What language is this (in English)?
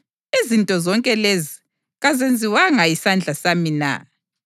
North Ndebele